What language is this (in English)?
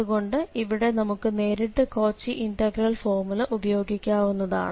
Malayalam